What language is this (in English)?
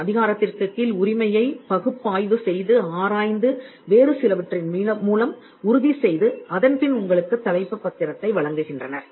Tamil